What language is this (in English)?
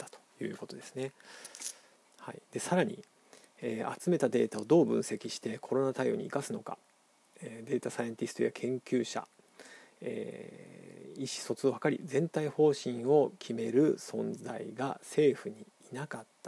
Japanese